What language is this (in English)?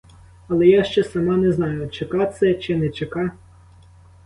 Ukrainian